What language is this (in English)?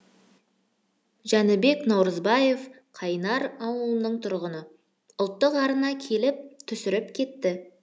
Kazakh